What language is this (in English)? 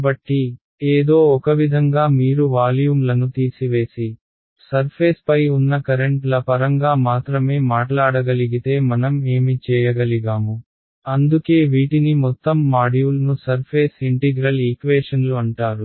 Telugu